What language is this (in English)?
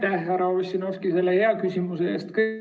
Estonian